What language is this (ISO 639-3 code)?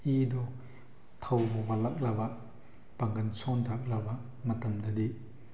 mni